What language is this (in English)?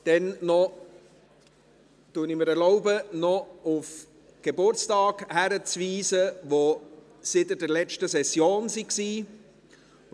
Swiss German